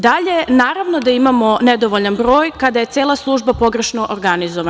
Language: Serbian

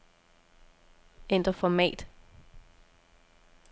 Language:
Danish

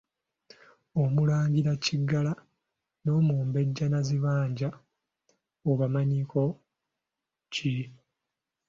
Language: Ganda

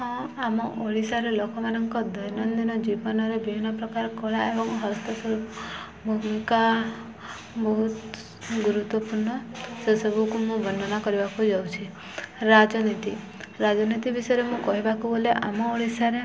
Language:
Odia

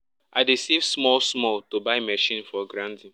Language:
Nigerian Pidgin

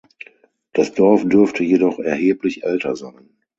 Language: German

